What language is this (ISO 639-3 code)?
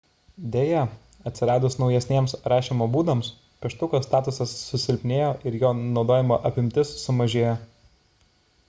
lit